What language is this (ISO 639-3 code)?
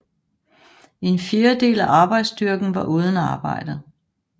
dan